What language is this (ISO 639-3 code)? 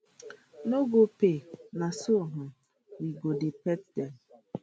pcm